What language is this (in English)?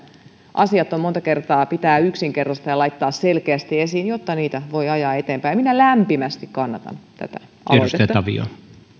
Finnish